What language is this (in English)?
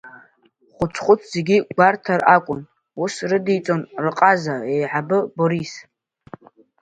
Abkhazian